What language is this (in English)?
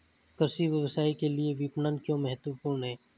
Hindi